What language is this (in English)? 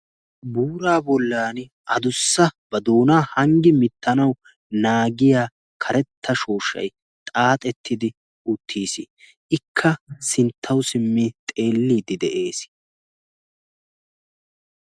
Wolaytta